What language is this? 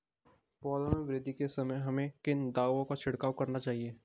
Hindi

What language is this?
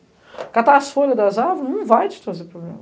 Portuguese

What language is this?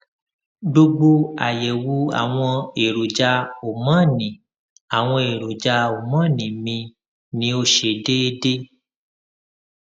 Yoruba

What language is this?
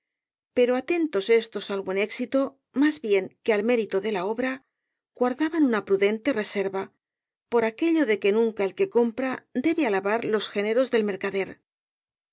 Spanish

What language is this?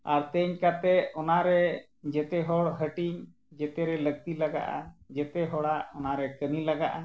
Santali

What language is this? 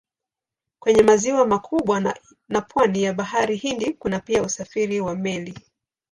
Swahili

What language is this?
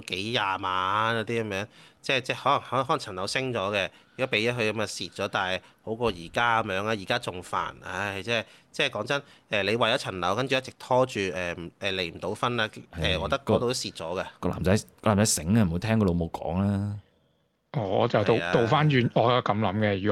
Chinese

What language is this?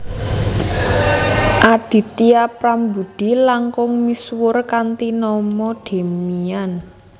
Javanese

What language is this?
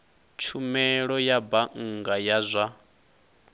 Venda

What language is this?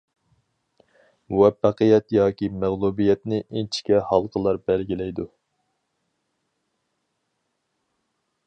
Uyghur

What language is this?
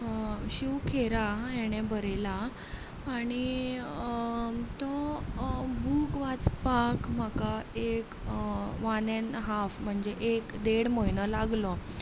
Konkani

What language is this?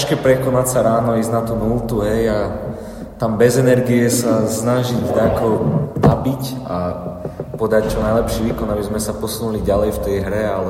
Slovak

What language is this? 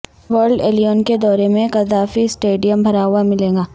Urdu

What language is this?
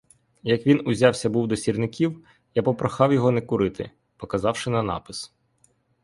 Ukrainian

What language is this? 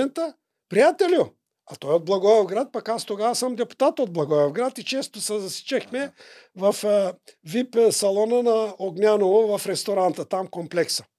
Bulgarian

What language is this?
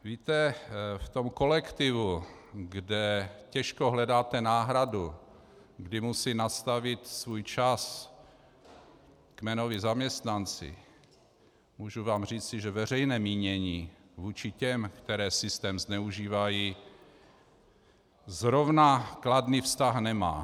Czech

